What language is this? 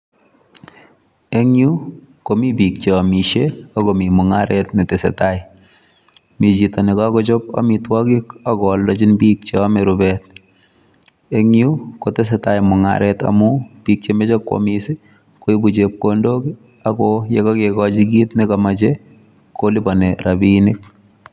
Kalenjin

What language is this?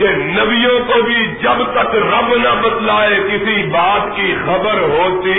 Urdu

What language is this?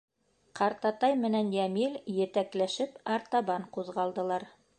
Bashkir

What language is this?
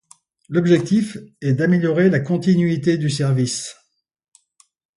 French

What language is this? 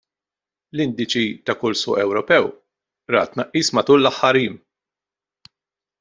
Maltese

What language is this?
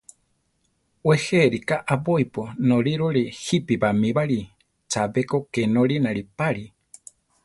Central Tarahumara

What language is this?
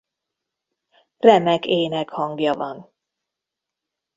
Hungarian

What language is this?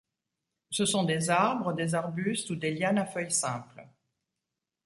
French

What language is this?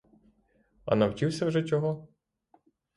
Ukrainian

